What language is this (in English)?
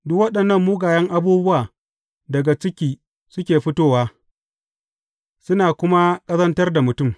Hausa